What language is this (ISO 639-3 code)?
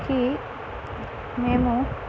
tel